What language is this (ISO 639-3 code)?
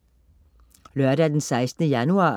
dan